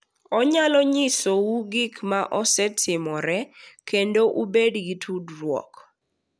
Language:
Luo (Kenya and Tanzania)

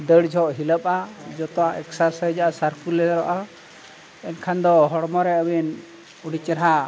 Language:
Santali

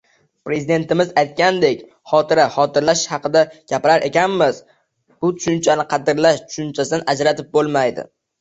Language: Uzbek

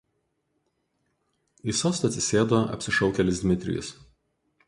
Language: Lithuanian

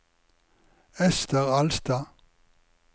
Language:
Norwegian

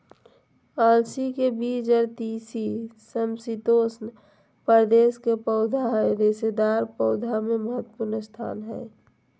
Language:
Magahi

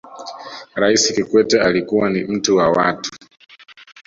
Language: Swahili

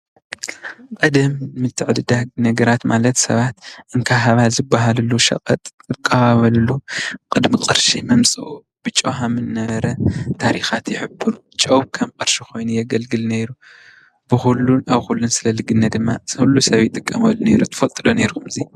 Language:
Tigrinya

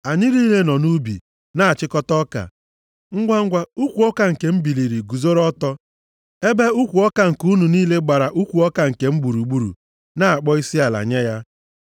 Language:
Igbo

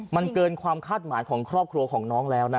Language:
Thai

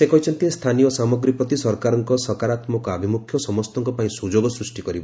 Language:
Odia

